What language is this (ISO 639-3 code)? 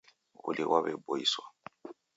dav